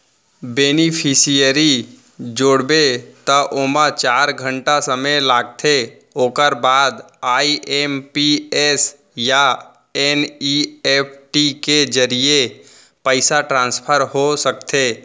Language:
Chhattisgarhi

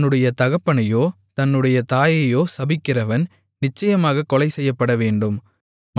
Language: Tamil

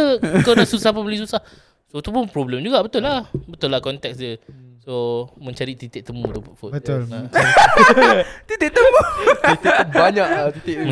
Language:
Malay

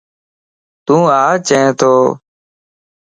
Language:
Lasi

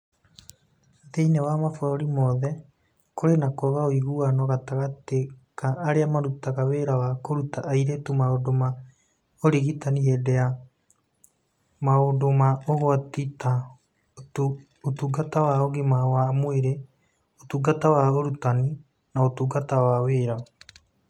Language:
Kikuyu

